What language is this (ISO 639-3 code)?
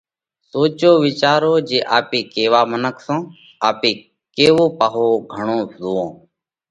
kvx